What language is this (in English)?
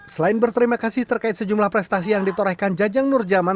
Indonesian